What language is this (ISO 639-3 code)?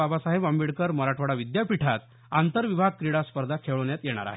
mar